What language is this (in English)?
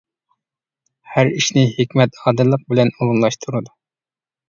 Uyghur